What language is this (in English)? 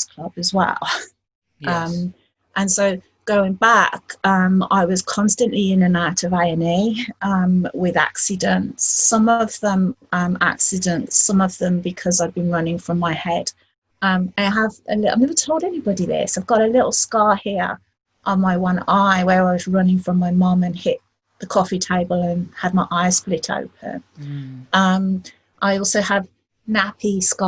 English